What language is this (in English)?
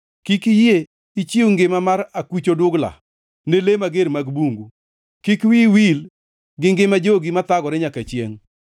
Luo (Kenya and Tanzania)